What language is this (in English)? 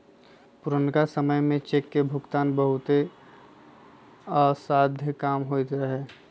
Magahi